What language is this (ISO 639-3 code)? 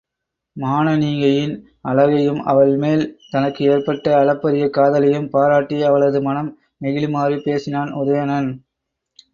tam